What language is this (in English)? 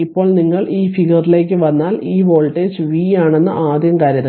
Malayalam